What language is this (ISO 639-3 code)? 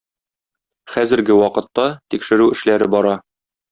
tat